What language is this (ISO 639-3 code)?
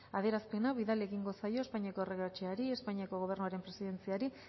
eus